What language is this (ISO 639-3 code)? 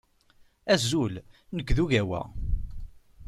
kab